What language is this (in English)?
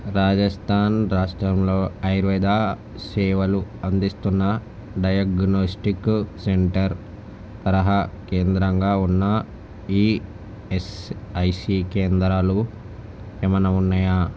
Telugu